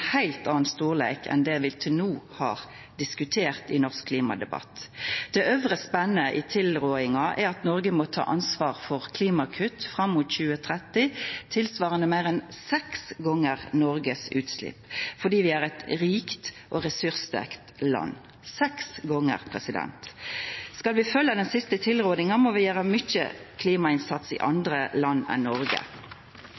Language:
Norwegian Nynorsk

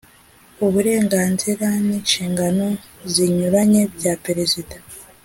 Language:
Kinyarwanda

